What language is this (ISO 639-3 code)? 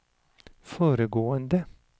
swe